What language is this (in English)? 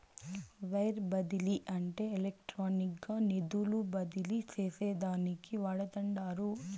Telugu